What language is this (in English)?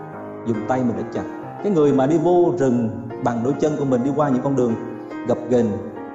Vietnamese